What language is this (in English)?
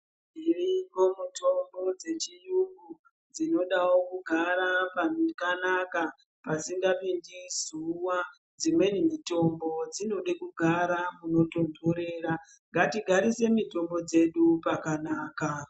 Ndau